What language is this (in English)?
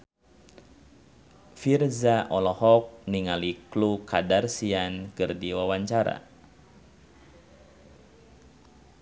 Sundanese